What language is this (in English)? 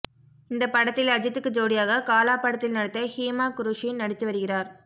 Tamil